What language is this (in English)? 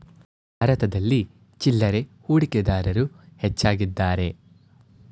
Kannada